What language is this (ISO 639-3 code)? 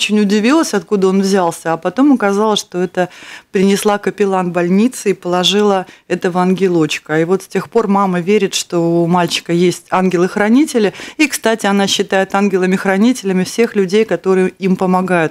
rus